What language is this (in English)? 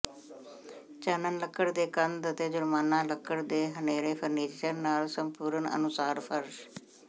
Punjabi